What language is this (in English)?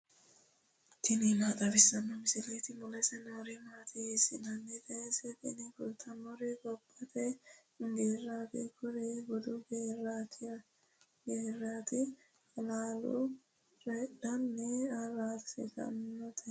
Sidamo